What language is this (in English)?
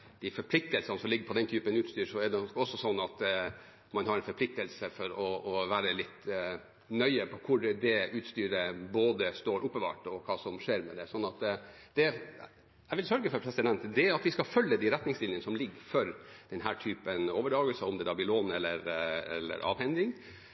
Norwegian Bokmål